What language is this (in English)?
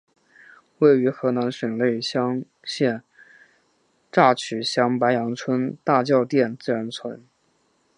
Chinese